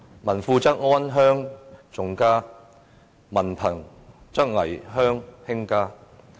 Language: Cantonese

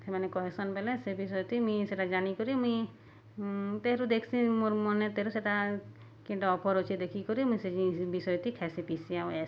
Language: Odia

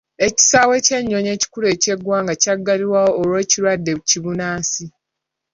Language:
Ganda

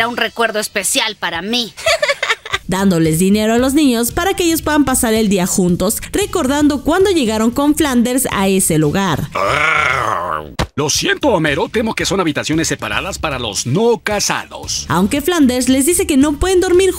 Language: Spanish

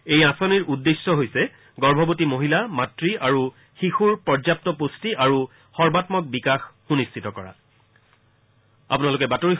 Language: Assamese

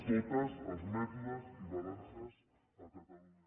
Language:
Catalan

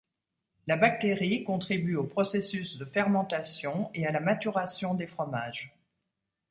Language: French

